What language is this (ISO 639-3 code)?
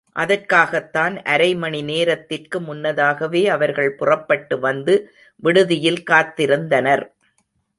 tam